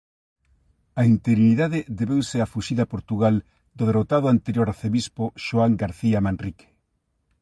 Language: Galician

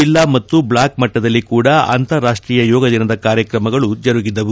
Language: Kannada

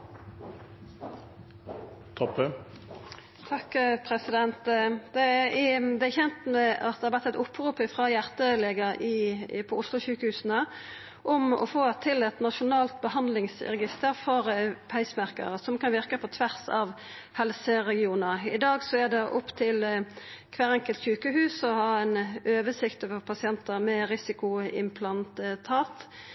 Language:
Norwegian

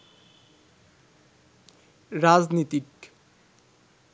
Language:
Bangla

